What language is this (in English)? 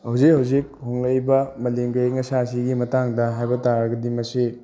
Manipuri